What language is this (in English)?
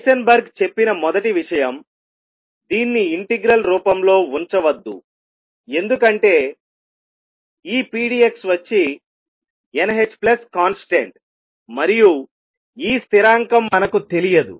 Telugu